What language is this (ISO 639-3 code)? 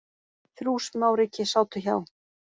isl